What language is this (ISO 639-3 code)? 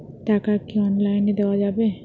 ben